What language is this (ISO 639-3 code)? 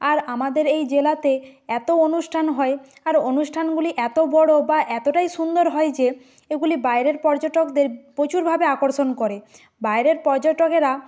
ben